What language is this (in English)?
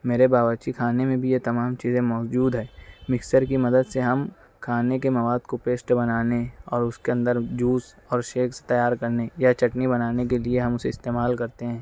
Urdu